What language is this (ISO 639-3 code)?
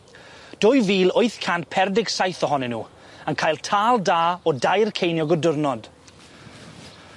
cym